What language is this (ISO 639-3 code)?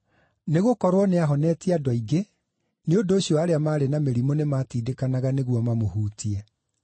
kik